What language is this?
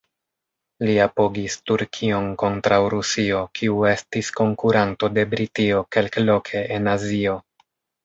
Esperanto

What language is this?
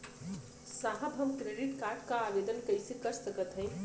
Bhojpuri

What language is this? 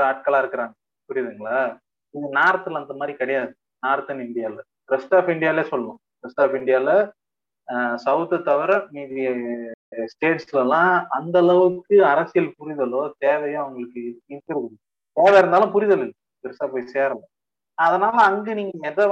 Tamil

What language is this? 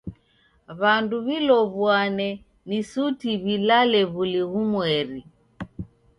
Taita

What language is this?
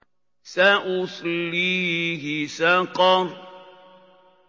Arabic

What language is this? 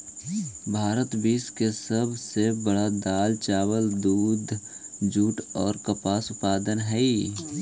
Magahi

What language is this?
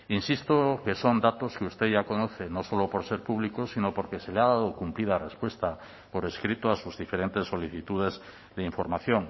Spanish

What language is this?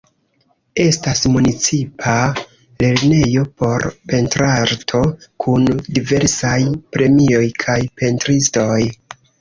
Esperanto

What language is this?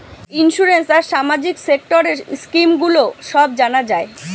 Bangla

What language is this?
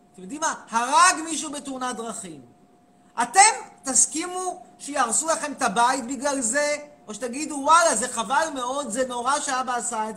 Hebrew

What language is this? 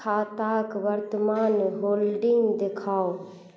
Maithili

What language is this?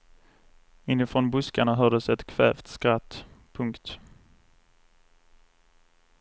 Swedish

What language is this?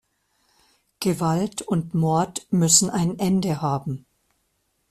German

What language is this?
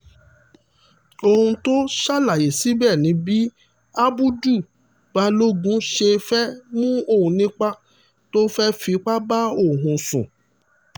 Yoruba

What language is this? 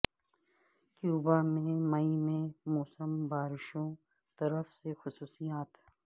Urdu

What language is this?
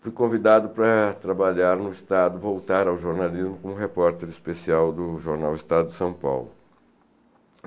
Portuguese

